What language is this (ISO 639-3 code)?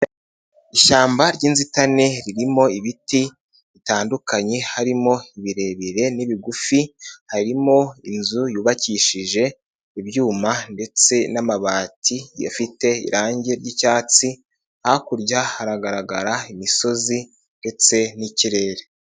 kin